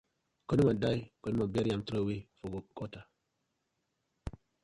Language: Nigerian Pidgin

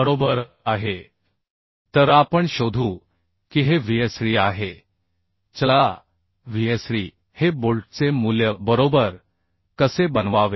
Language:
Marathi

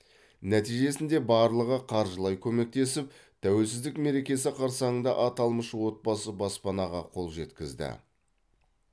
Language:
Kazakh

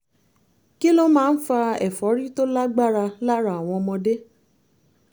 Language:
Yoruba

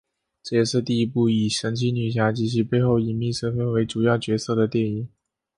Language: Chinese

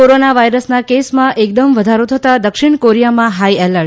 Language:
Gujarati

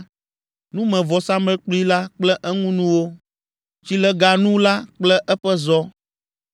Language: Ewe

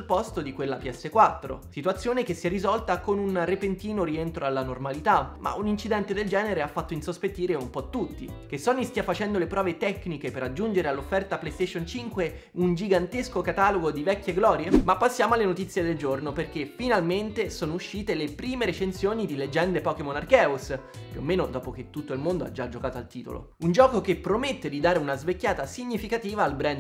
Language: Italian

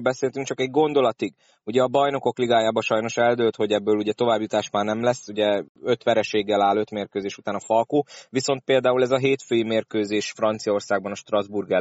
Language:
Hungarian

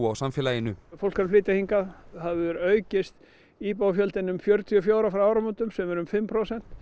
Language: Icelandic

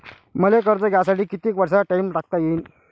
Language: Marathi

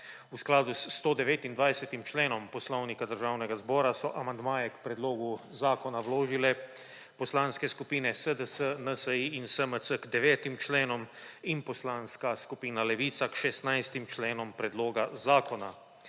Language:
Slovenian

